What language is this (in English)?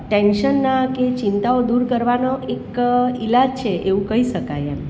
Gujarati